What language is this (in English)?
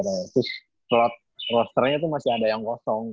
Indonesian